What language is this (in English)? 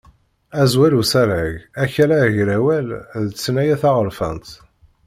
Kabyle